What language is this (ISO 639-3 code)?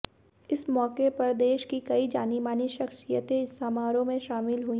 hin